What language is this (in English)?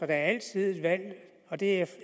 Danish